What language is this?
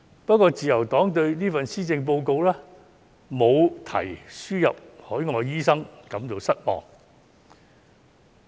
Cantonese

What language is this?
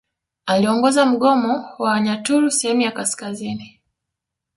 Swahili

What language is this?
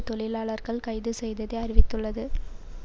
Tamil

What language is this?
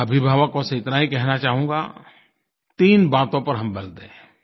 Hindi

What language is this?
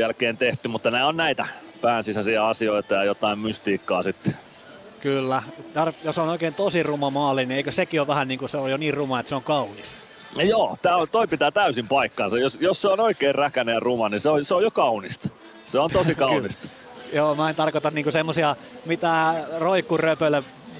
Finnish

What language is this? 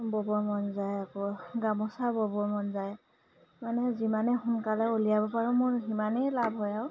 Assamese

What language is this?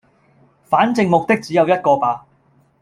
Cantonese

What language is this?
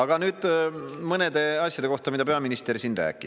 Estonian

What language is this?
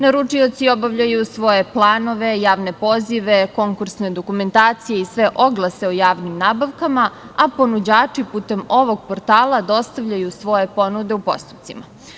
Serbian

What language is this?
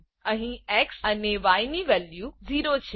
Gujarati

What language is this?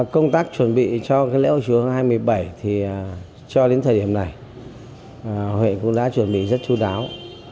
Vietnamese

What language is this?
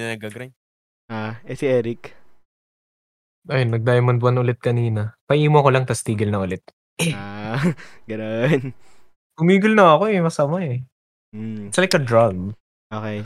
Filipino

